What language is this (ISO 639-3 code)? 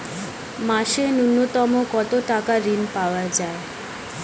ben